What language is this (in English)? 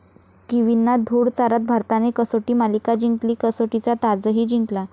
Marathi